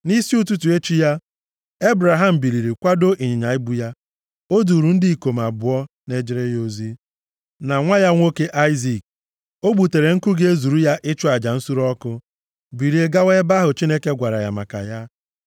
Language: Igbo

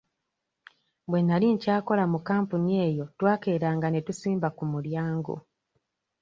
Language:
Ganda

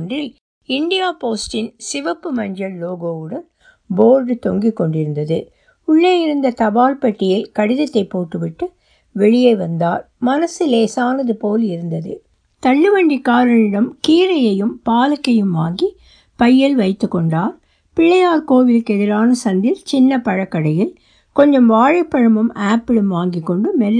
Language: Tamil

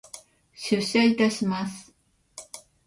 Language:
Japanese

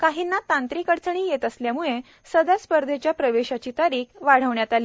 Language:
Marathi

